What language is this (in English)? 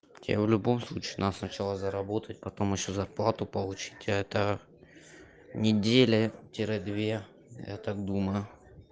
Russian